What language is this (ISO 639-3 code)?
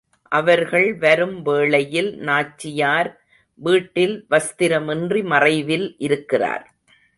tam